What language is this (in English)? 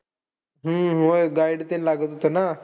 Marathi